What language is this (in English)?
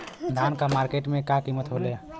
Bhojpuri